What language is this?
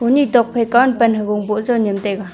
Wancho Naga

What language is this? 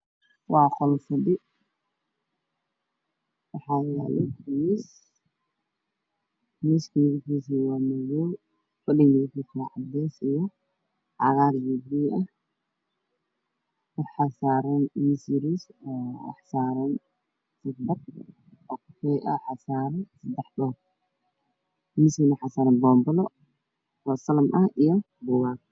Somali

